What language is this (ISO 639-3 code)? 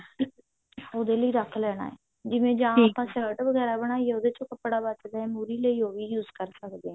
pan